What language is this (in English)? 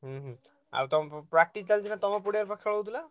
Odia